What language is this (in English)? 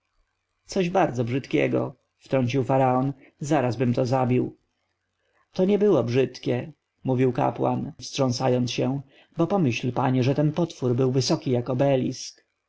Polish